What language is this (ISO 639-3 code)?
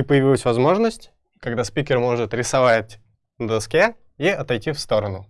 rus